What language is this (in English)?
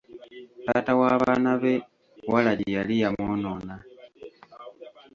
Ganda